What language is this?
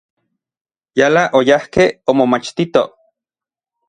Orizaba Nahuatl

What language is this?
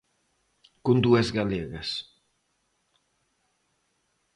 Galician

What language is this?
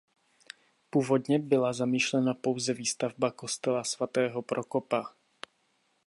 Czech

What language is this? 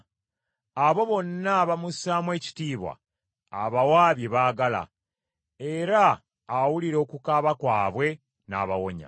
Ganda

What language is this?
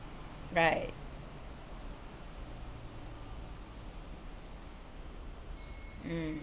English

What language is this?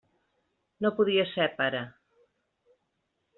Catalan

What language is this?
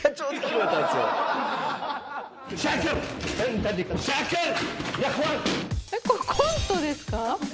Japanese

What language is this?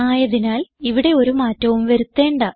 Malayalam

